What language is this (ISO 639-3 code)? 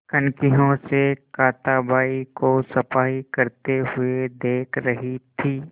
hin